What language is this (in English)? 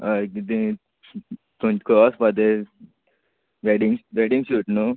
Konkani